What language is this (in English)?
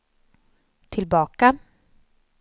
Swedish